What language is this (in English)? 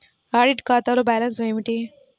Telugu